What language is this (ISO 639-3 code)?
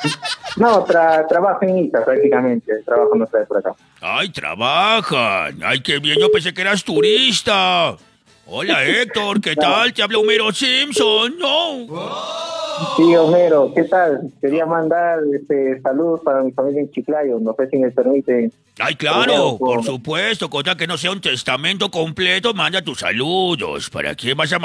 spa